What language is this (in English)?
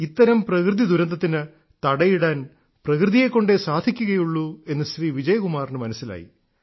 Malayalam